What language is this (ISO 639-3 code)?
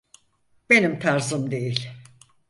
tur